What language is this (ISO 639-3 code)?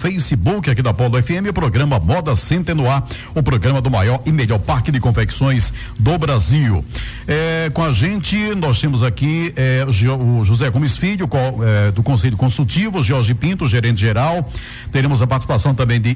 por